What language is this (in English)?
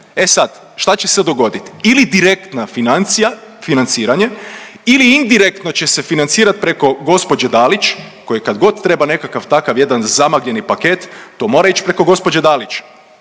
Croatian